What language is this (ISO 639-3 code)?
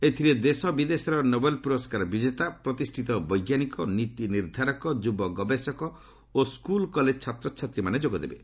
ori